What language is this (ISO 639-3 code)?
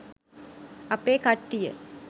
sin